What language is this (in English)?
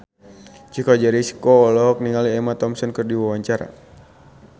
Sundanese